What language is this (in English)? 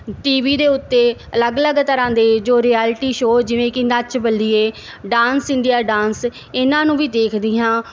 Punjabi